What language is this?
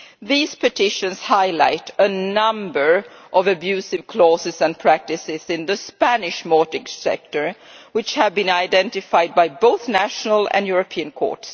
English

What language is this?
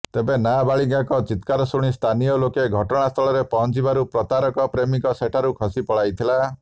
Odia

